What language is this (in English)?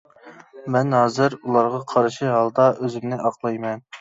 Uyghur